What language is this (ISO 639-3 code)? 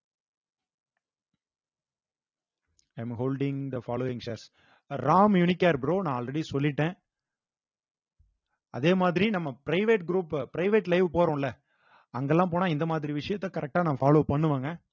tam